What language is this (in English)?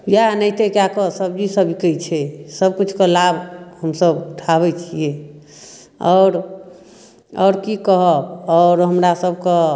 Maithili